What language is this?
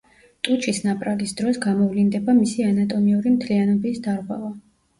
Georgian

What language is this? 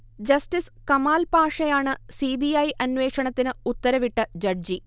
Malayalam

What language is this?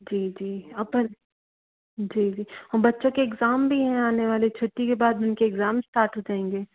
Hindi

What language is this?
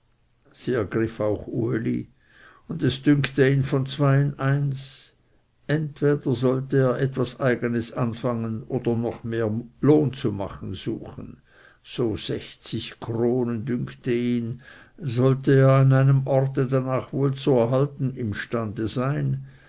German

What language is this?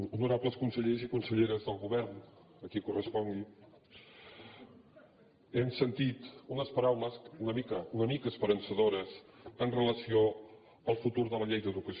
Catalan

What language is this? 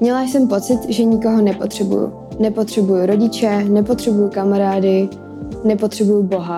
Czech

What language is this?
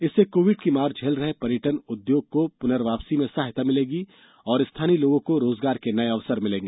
Hindi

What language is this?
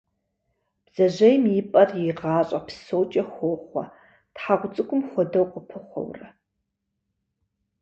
Kabardian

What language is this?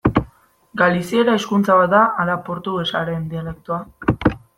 Basque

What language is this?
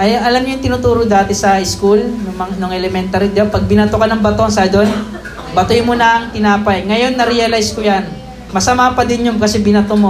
Filipino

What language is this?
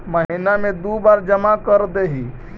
Magahi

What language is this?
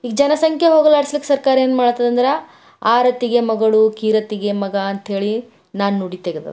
Kannada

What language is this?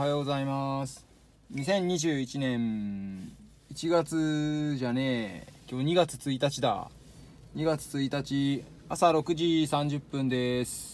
Japanese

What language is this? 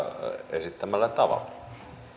Finnish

